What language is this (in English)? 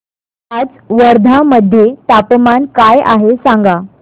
Marathi